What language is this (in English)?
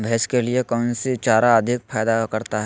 Magahi